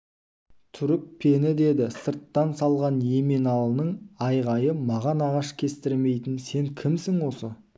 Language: Kazakh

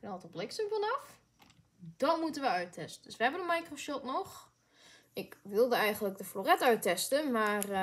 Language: Dutch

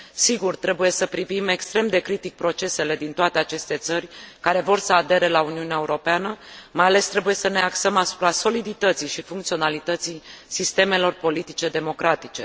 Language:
Romanian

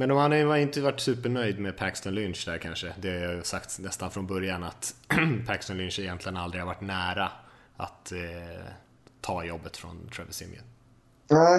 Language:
Swedish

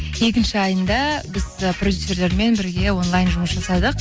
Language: Kazakh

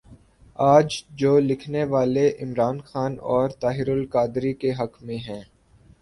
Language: Urdu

